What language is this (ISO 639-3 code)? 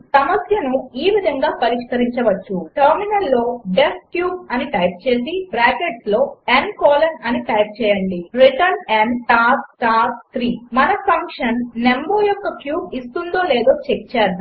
tel